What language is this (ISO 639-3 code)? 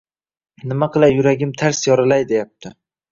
uzb